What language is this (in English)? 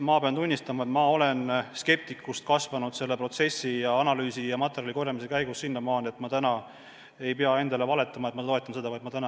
Estonian